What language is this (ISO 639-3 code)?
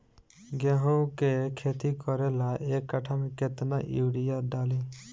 bho